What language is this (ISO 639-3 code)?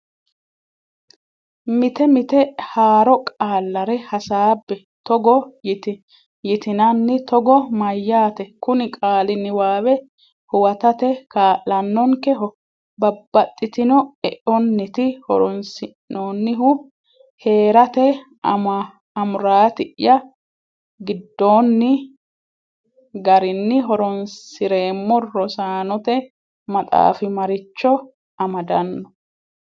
sid